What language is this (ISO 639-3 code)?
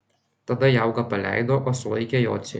lit